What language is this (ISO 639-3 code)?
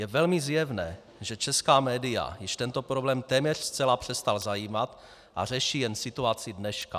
ces